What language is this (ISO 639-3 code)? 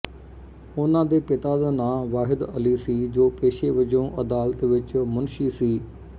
pan